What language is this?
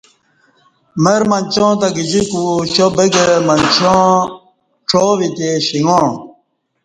Kati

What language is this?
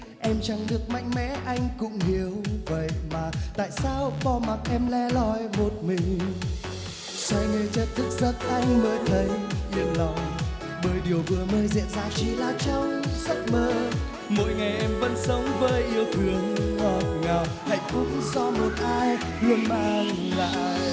Vietnamese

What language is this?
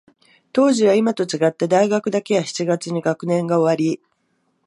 Japanese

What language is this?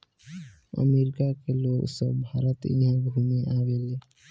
Bhojpuri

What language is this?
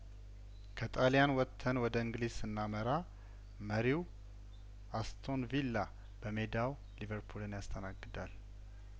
Amharic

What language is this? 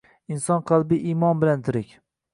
Uzbek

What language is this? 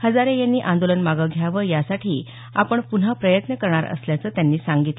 Marathi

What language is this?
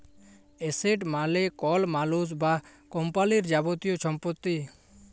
Bangla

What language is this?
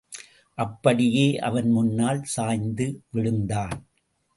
Tamil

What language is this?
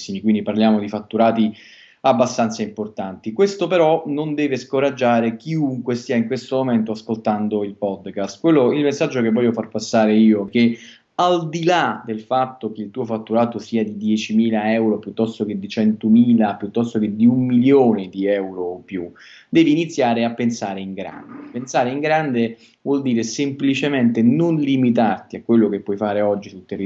Italian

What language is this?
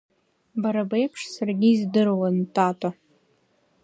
Abkhazian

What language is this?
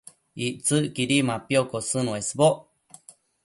Matsés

